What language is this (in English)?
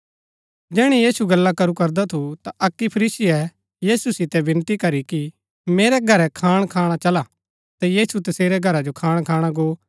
Gaddi